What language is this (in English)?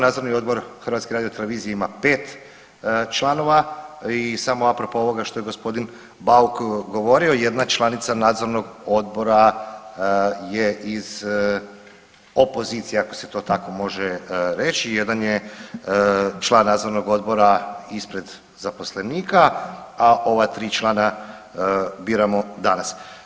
Croatian